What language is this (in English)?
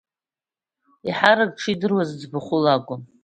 Abkhazian